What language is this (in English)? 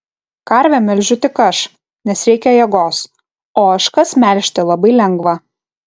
Lithuanian